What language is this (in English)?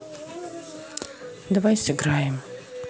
Russian